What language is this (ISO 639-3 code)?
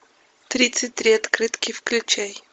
rus